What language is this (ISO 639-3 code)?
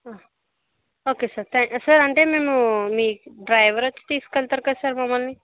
tel